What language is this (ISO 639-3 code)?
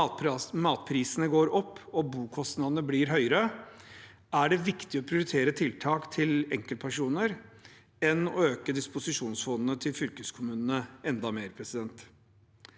nor